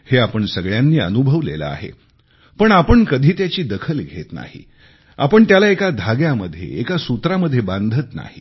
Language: Marathi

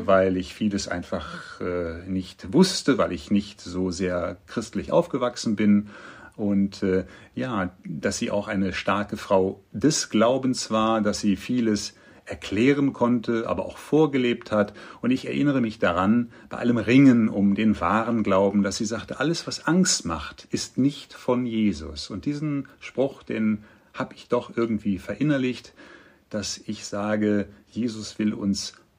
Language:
German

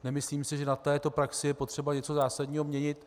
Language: Czech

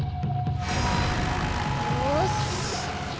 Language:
Japanese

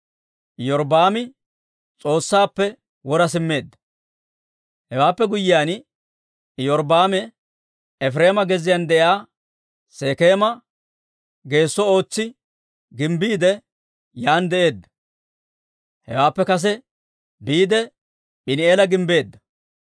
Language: Dawro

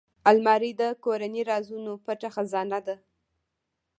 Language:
Pashto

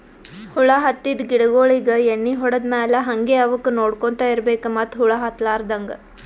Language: Kannada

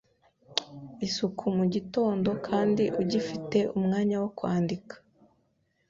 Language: Kinyarwanda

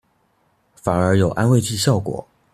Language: Chinese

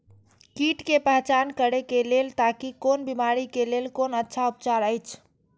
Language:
Maithili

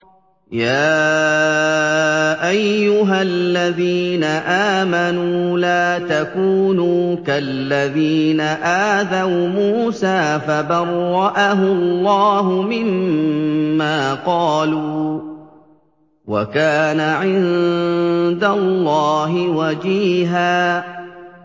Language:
Arabic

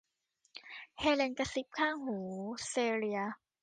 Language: Thai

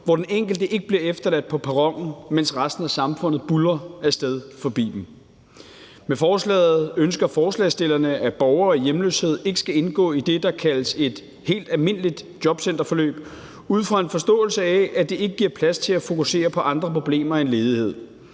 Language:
Danish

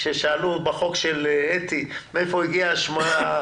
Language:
Hebrew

